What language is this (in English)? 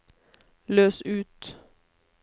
Norwegian